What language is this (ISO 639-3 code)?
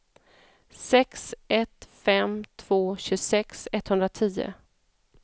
swe